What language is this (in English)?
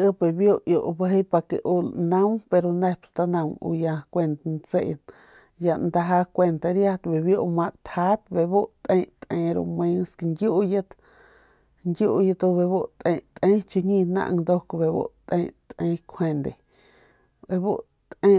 Northern Pame